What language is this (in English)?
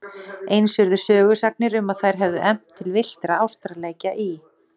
Icelandic